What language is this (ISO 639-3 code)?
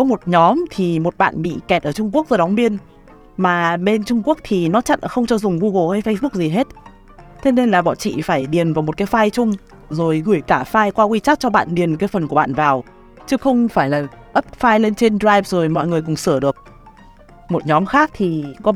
vie